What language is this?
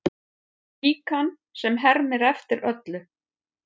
Icelandic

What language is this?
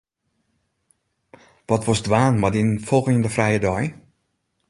Western Frisian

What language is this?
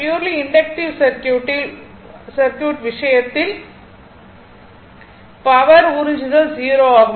Tamil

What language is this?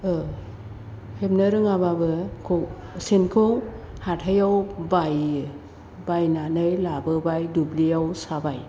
Bodo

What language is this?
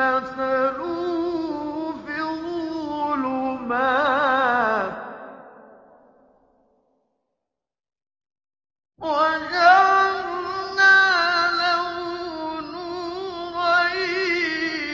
Arabic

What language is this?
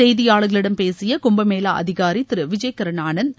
Tamil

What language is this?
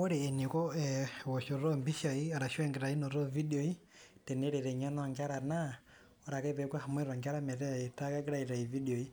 Masai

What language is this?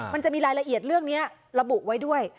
Thai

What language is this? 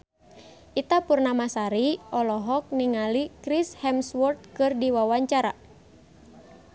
Sundanese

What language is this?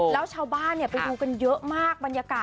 Thai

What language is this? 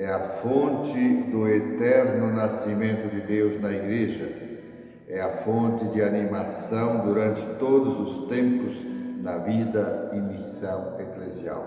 Portuguese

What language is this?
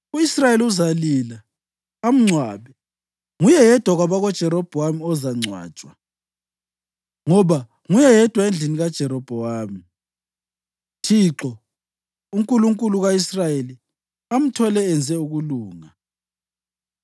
North Ndebele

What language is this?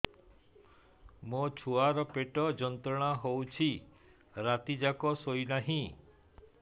Odia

